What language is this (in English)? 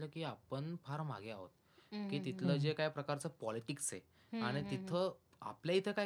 Marathi